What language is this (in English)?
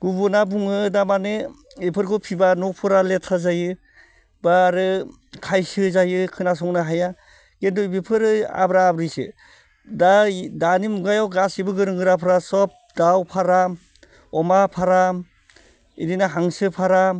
Bodo